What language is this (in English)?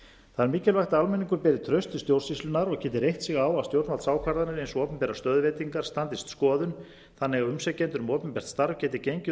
Icelandic